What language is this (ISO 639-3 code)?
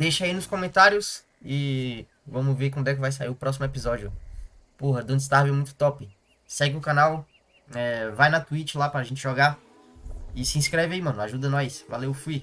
por